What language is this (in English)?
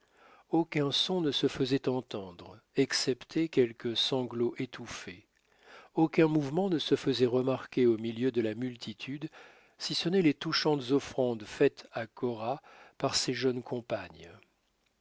French